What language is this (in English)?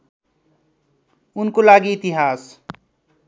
Nepali